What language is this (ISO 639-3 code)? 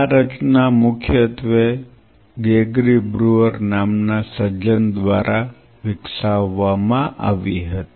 guj